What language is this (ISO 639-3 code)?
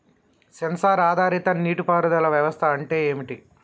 tel